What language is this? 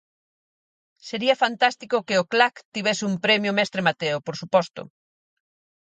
Galician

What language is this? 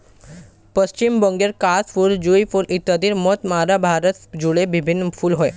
Bangla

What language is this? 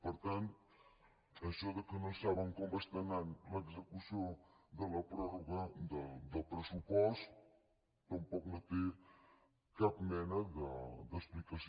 Catalan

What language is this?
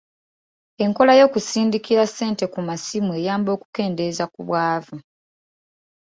Ganda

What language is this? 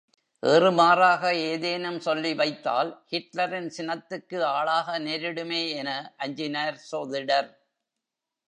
Tamil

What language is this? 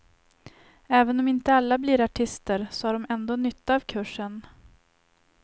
Swedish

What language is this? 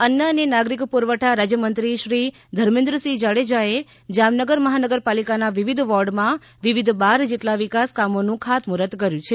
Gujarati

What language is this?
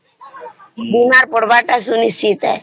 Odia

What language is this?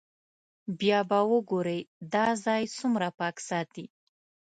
Pashto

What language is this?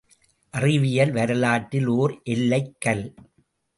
Tamil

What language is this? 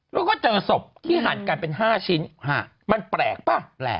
Thai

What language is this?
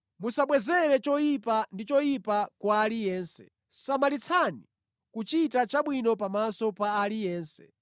Nyanja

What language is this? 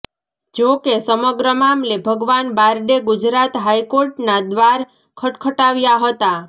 Gujarati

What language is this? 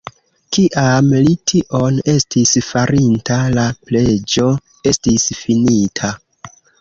Esperanto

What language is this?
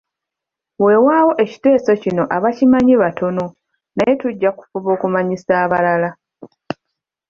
Ganda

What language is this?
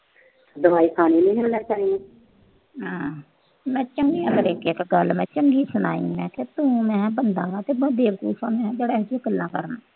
Punjabi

